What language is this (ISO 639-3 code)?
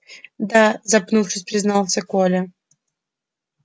rus